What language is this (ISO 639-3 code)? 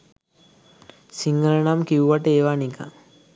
sin